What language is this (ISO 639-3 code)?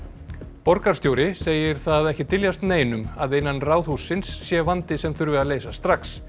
isl